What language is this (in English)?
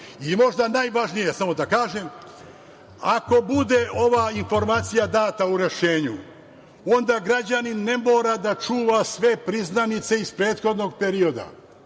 Serbian